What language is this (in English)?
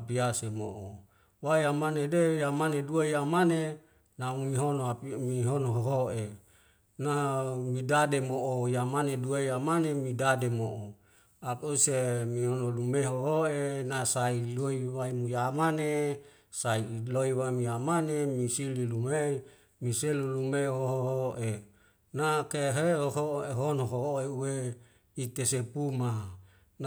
Wemale